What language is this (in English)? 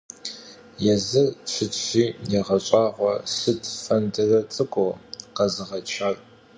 Kabardian